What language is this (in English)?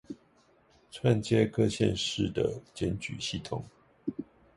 Chinese